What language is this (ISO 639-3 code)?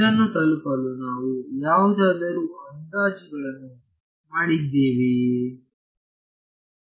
kan